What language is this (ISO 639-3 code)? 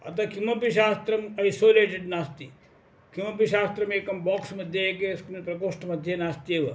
san